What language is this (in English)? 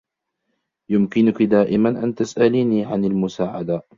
Arabic